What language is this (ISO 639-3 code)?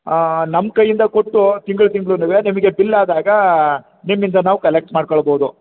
kan